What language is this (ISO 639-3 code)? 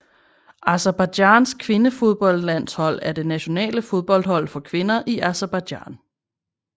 dan